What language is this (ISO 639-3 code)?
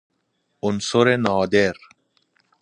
fas